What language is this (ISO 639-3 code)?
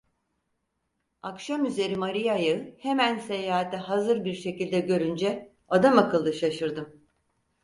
tur